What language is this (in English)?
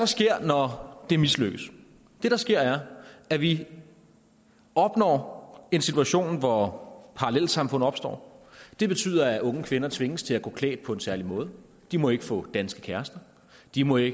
Danish